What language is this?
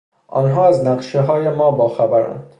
Persian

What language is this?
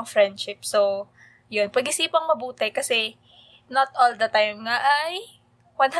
Filipino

